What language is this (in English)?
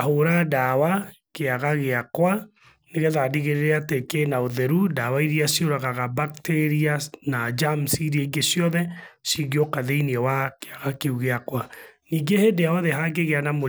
Kikuyu